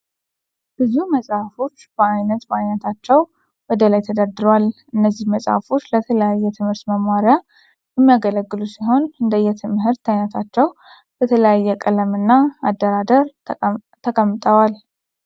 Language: Amharic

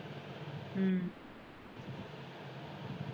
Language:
Punjabi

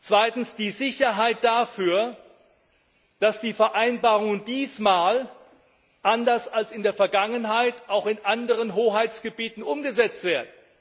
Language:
German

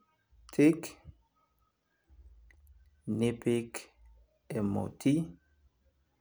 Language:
Masai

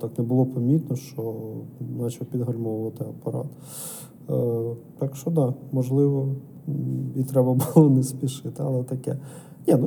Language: Ukrainian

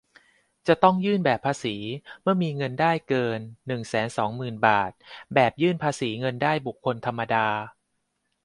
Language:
Thai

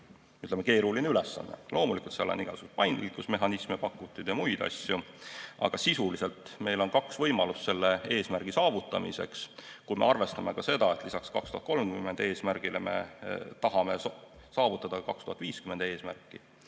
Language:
Estonian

